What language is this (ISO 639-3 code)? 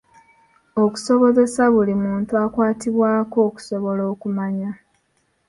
lug